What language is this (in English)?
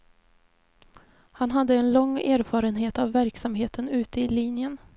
Swedish